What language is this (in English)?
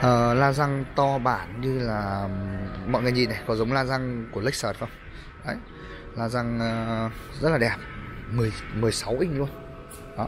Vietnamese